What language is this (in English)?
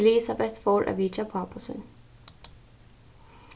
Faroese